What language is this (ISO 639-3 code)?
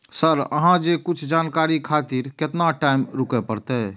mai